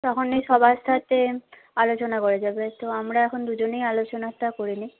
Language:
Bangla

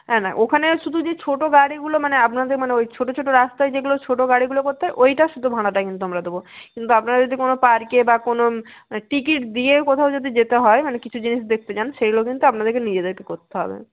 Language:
Bangla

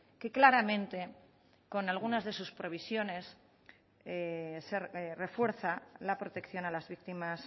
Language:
Spanish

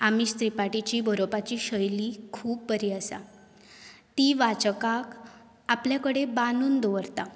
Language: Konkani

